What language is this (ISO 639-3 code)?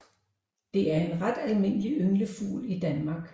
dan